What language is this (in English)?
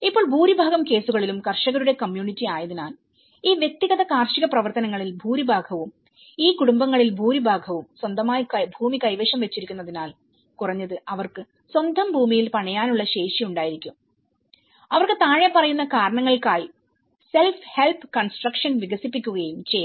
Malayalam